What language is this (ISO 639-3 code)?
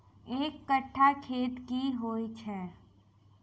mai